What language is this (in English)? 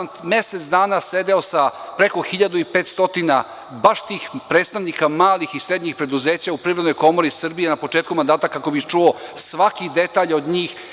Serbian